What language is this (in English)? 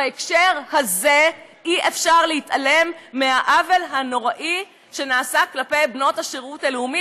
Hebrew